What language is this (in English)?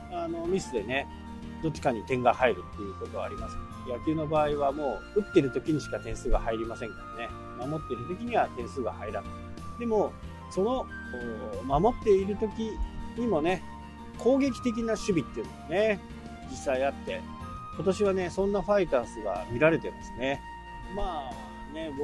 Japanese